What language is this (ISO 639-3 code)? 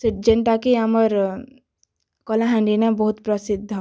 ori